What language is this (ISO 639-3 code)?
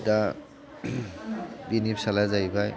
brx